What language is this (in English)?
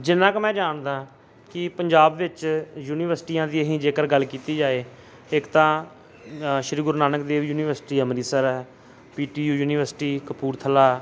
Punjabi